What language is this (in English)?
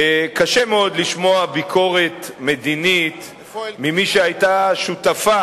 Hebrew